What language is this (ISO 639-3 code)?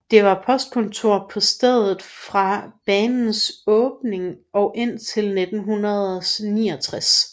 dan